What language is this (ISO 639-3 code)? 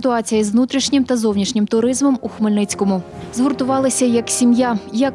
ukr